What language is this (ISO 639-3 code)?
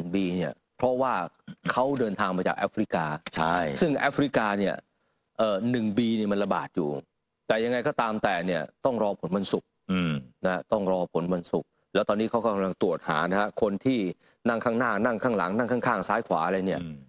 tha